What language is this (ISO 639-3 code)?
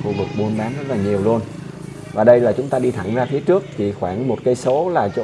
vie